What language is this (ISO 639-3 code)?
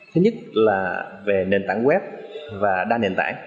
vie